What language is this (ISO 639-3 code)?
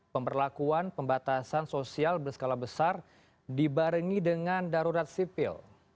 ind